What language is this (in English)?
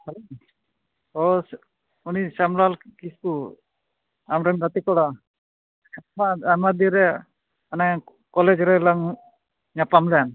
Santali